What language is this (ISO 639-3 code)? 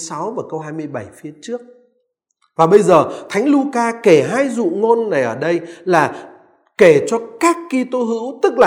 vie